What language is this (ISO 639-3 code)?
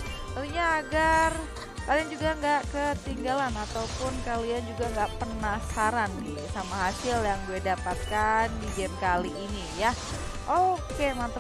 ind